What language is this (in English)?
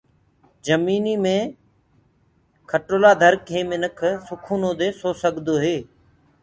Gurgula